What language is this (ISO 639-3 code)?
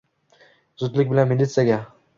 uzb